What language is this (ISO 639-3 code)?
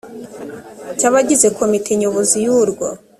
kin